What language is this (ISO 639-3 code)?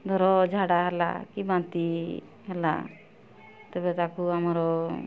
ori